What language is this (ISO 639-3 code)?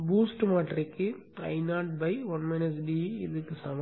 tam